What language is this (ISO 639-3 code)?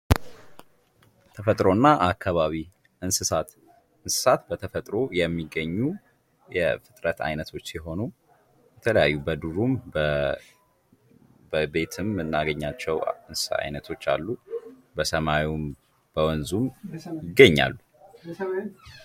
amh